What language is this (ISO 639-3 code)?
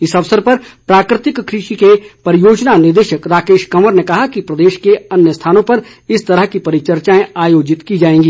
hin